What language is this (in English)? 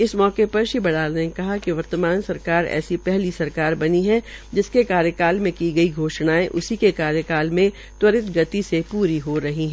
Hindi